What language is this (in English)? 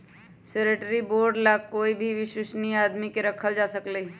Magahi